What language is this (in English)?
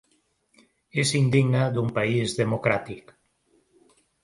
Catalan